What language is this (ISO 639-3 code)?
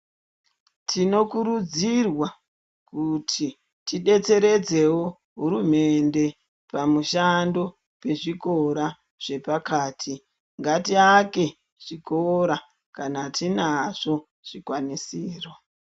ndc